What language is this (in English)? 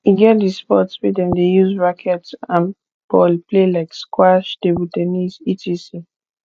Nigerian Pidgin